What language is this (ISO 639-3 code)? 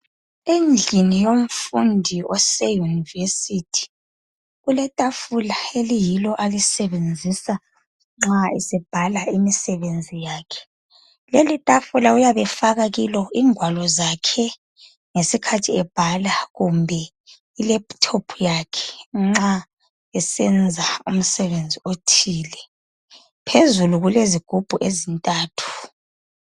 nde